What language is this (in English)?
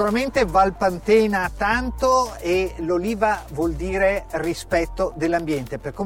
Italian